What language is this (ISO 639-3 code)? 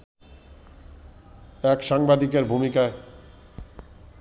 ben